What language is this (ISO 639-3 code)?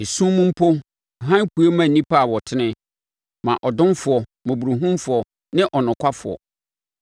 aka